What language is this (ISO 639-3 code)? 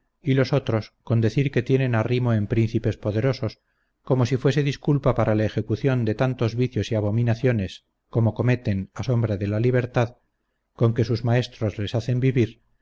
spa